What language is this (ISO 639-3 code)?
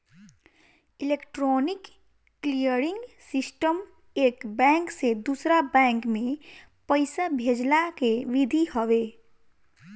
bho